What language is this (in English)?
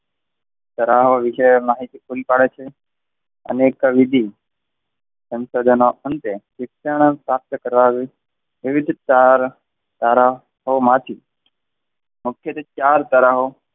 Gujarati